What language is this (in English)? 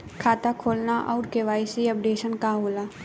Bhojpuri